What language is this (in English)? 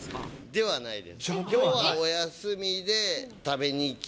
Japanese